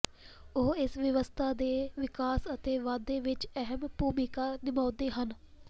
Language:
Punjabi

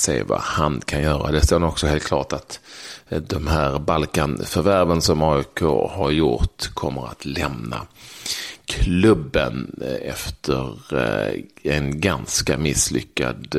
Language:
Swedish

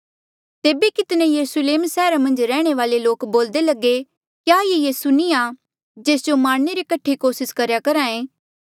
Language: Mandeali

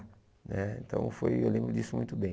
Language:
Portuguese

